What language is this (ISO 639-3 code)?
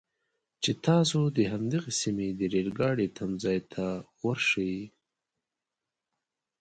pus